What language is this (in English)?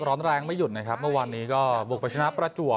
Thai